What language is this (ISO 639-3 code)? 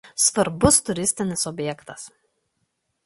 lit